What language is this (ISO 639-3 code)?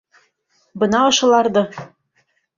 bak